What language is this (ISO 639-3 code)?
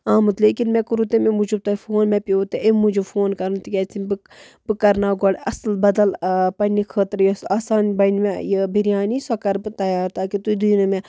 kas